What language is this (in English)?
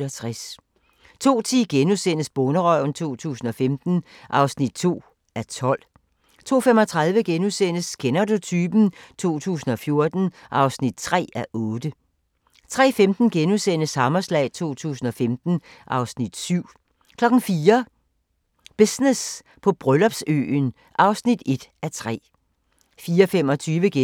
Danish